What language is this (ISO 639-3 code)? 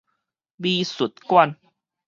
nan